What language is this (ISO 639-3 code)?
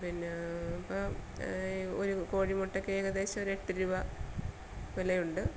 mal